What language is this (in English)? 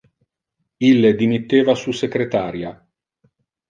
Interlingua